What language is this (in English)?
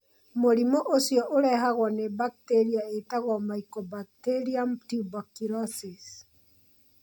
Kikuyu